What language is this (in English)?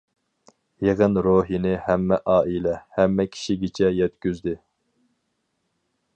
Uyghur